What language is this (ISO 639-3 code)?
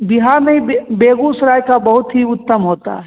hin